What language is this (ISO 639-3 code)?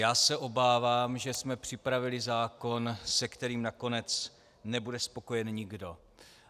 ces